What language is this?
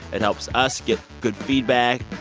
English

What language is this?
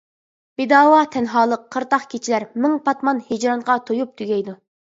Uyghur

